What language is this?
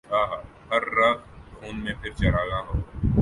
Urdu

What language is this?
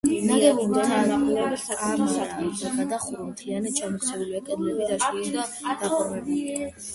Georgian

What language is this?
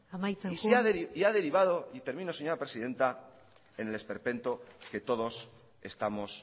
Spanish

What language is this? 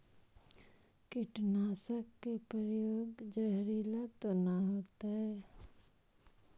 Magahi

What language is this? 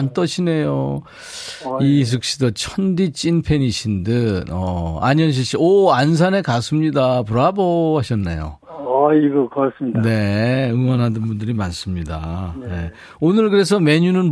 Korean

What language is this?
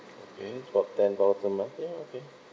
English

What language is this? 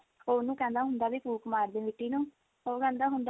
Punjabi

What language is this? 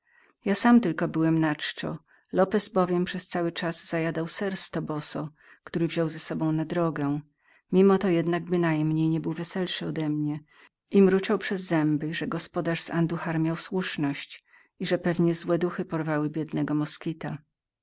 Polish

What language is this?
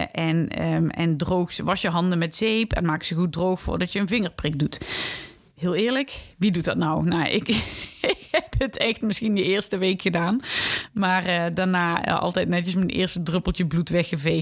Dutch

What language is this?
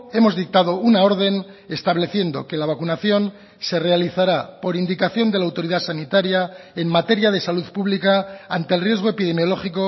Spanish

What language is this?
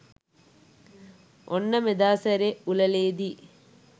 Sinhala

